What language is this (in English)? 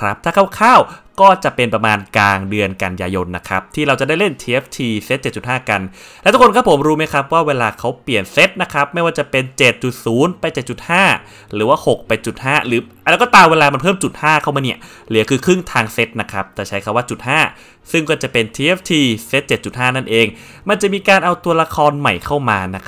Thai